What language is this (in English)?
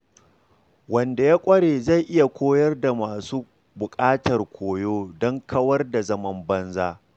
Hausa